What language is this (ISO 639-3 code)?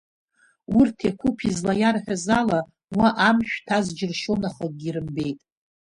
abk